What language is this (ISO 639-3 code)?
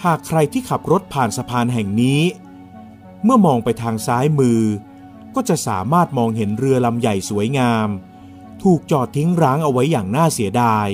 tha